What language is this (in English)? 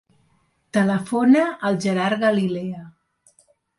Catalan